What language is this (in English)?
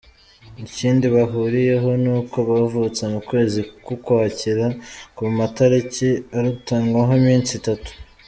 Kinyarwanda